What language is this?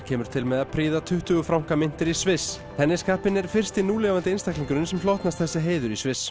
Icelandic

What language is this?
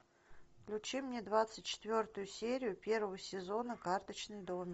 Russian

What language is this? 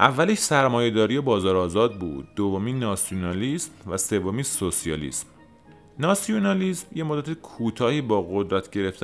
Persian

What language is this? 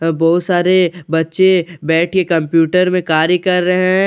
Hindi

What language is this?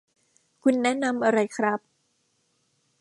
Thai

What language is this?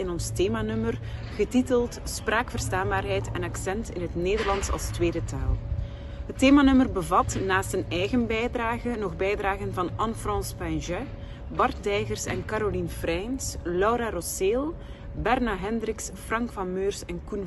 Dutch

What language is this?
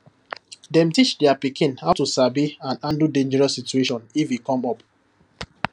Nigerian Pidgin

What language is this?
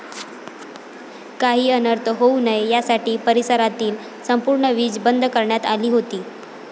Marathi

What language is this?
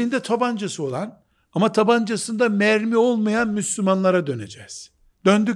Turkish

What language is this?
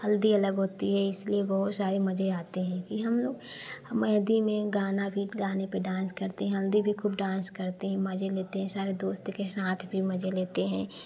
Hindi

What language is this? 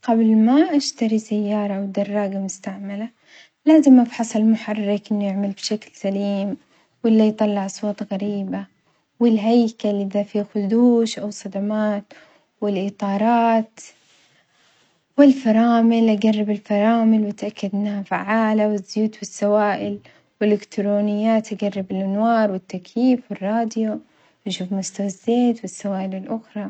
Omani Arabic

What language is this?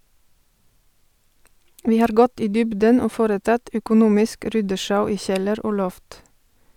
Norwegian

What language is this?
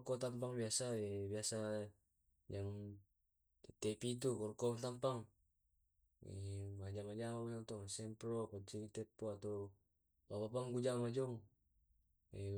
Tae'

